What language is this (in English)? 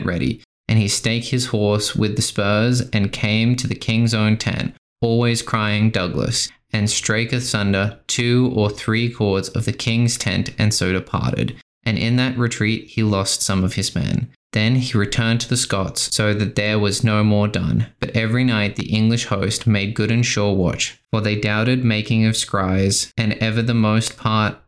English